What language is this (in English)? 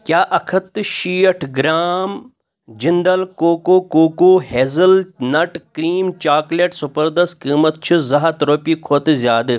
Kashmiri